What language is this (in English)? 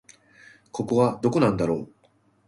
Japanese